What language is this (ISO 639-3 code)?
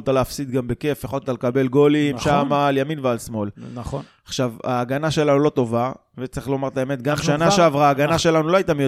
heb